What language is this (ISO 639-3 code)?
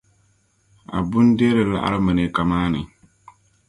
dag